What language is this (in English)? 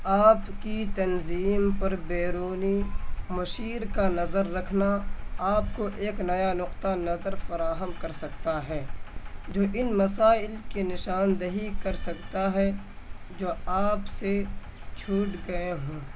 Urdu